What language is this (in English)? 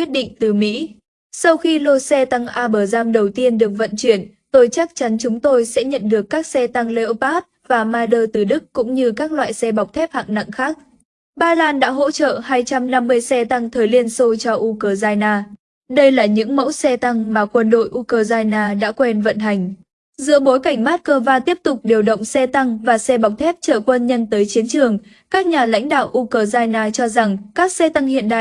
Vietnamese